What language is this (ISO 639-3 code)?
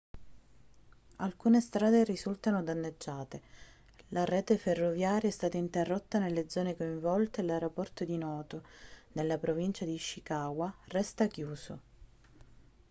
ita